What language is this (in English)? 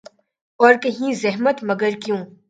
Urdu